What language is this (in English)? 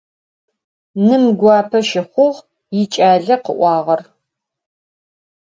Adyghe